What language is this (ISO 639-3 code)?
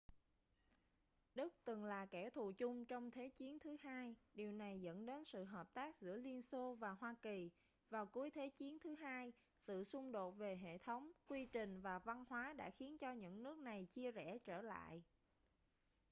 vie